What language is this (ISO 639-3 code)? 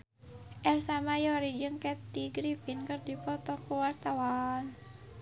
sun